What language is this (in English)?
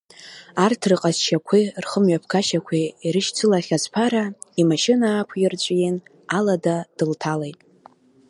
Abkhazian